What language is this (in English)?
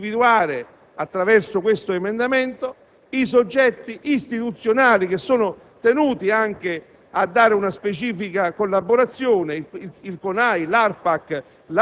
Italian